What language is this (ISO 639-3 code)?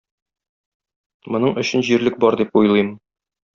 tat